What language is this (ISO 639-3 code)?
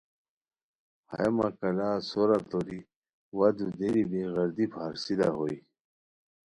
khw